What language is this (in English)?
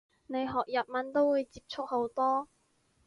Cantonese